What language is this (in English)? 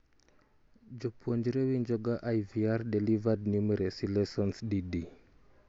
Luo (Kenya and Tanzania)